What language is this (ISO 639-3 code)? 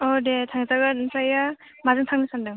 brx